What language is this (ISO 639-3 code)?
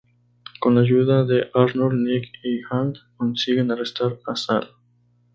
spa